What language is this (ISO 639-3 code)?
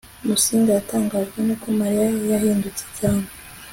kin